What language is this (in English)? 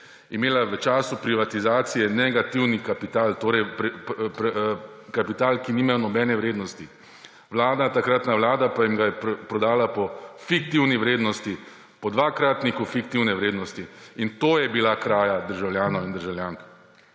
Slovenian